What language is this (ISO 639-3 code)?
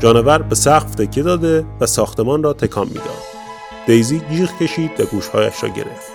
fas